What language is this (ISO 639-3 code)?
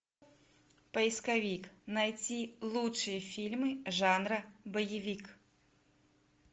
rus